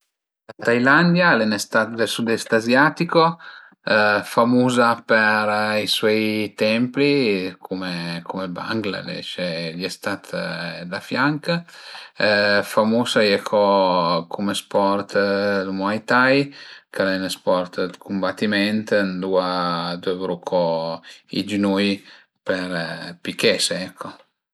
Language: Piedmontese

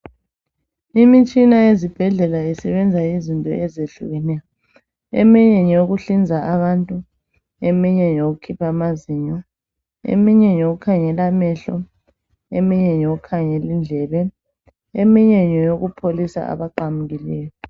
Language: North Ndebele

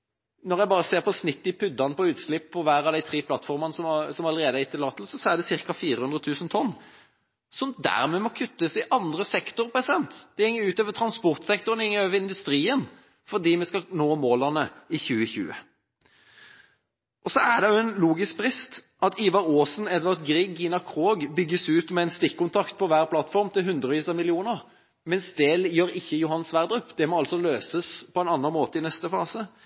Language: Norwegian Bokmål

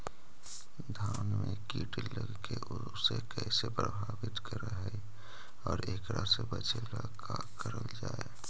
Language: Magahi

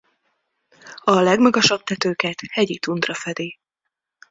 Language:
Hungarian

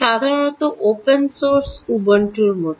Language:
Bangla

